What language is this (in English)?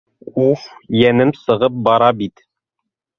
Bashkir